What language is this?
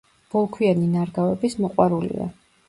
Georgian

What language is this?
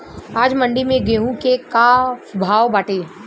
Bhojpuri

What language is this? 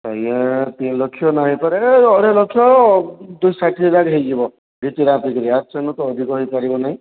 Odia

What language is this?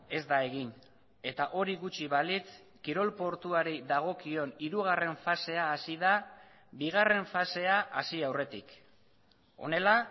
Basque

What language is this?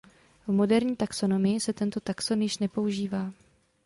Czech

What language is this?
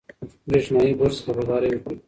Pashto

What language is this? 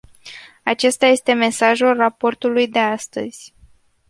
Romanian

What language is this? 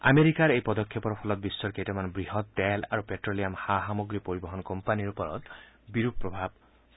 Assamese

